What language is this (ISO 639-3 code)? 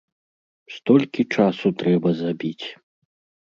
bel